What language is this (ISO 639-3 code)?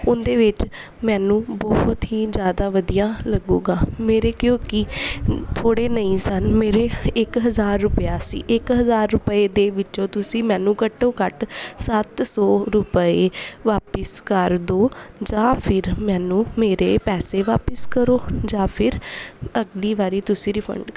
pan